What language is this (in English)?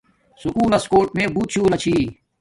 Domaaki